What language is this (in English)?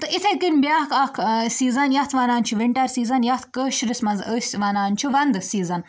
Kashmiri